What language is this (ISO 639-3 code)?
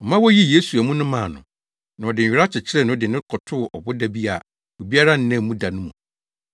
aka